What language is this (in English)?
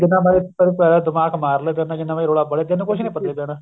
Punjabi